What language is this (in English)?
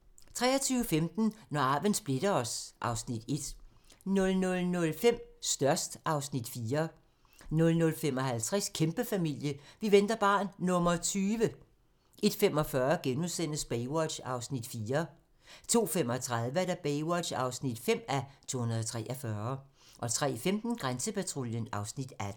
Danish